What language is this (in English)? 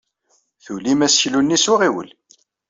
Kabyle